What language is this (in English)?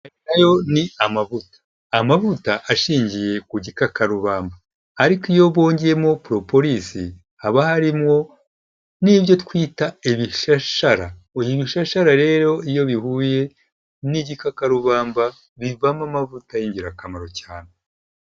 Kinyarwanda